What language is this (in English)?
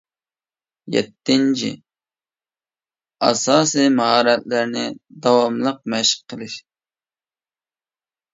Uyghur